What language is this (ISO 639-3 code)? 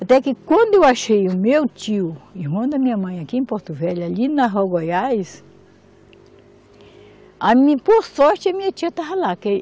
por